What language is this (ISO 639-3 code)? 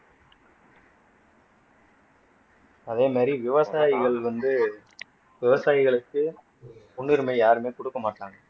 tam